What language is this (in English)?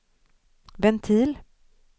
Swedish